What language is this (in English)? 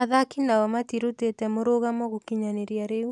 Kikuyu